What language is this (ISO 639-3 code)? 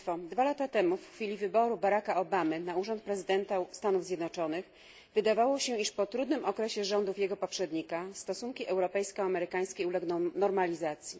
pol